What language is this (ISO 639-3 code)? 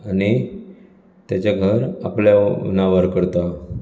kok